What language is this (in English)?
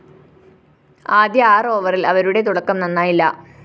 Malayalam